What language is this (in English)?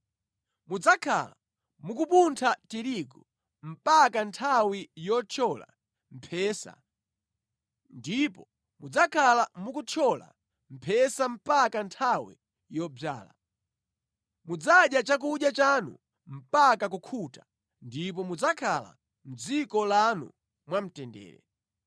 Nyanja